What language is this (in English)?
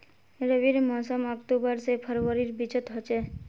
Magahi